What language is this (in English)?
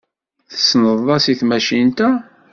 Kabyle